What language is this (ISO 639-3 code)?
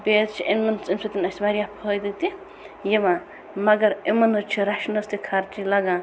kas